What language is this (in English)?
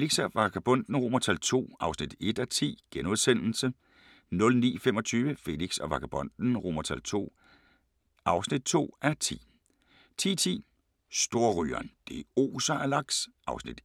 Danish